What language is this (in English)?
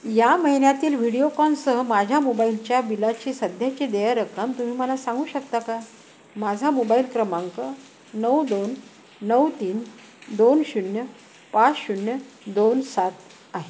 Marathi